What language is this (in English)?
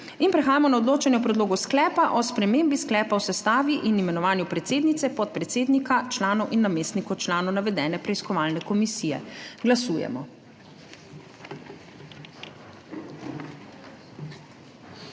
Slovenian